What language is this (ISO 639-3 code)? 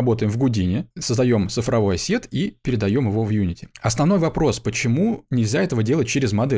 rus